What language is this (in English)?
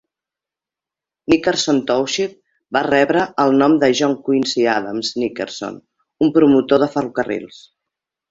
Catalan